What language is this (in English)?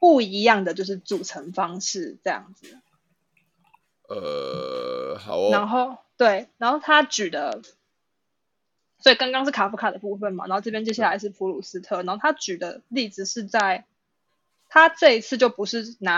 Chinese